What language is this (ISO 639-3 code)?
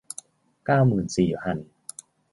tha